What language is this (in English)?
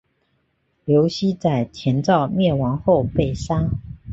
Chinese